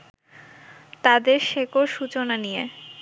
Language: Bangla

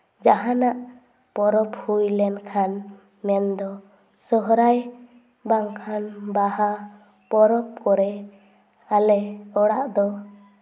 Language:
Santali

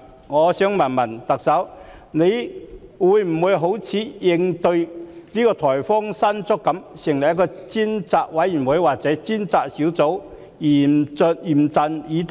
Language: Cantonese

